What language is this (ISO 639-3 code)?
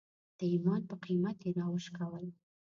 pus